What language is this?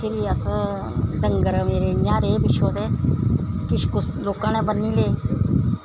Dogri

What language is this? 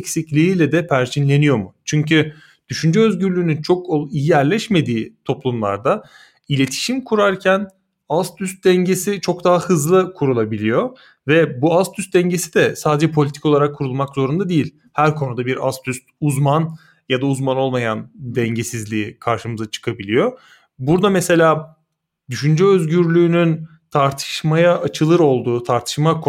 Turkish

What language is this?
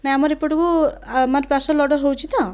Odia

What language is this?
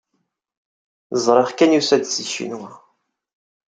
Kabyle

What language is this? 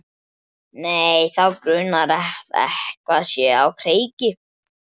Icelandic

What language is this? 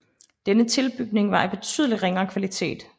Danish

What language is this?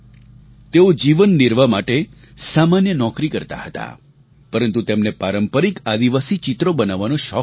Gujarati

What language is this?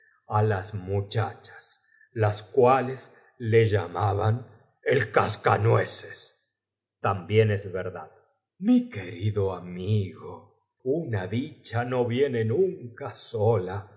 Spanish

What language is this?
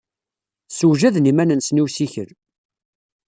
Kabyle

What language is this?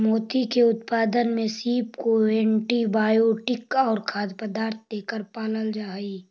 Magahi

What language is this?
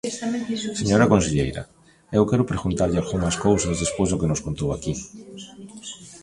Galician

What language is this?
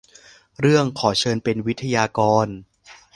Thai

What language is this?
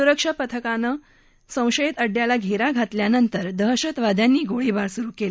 Marathi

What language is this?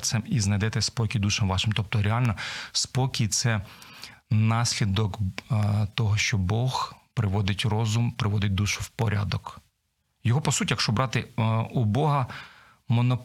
Ukrainian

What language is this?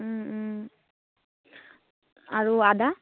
Assamese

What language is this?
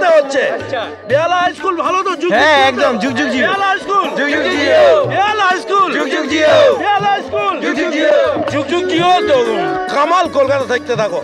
Bangla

